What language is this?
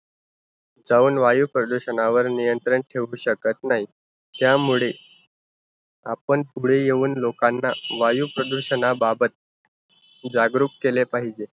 Marathi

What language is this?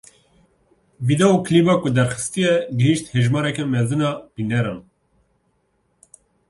Kurdish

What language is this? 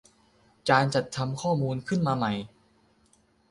Thai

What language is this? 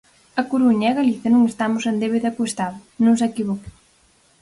Galician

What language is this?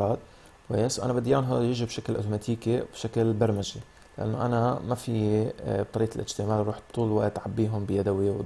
Arabic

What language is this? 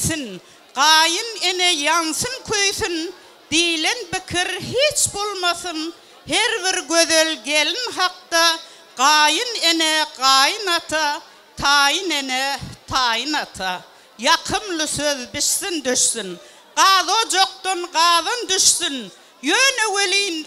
Arabic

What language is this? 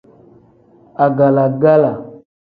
Tem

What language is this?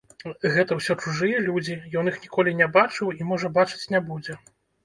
Belarusian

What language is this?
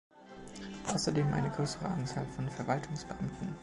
German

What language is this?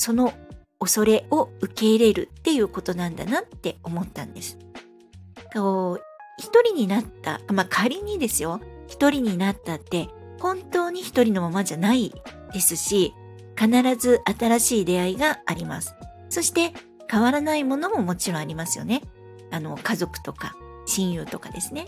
Japanese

